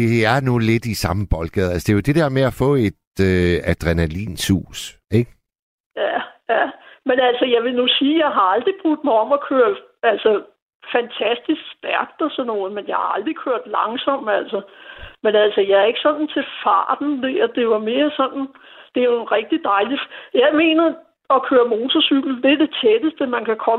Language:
Danish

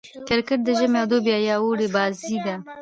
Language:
Pashto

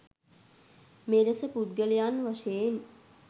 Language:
Sinhala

